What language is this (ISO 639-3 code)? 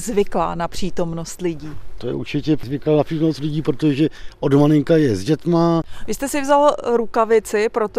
ces